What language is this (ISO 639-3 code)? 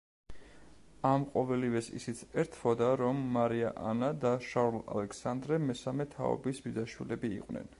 kat